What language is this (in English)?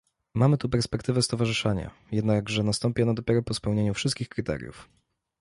Polish